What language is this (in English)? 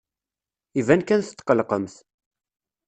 Kabyle